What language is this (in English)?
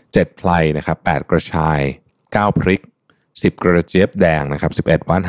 Thai